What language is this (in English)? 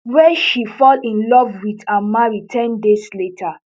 Nigerian Pidgin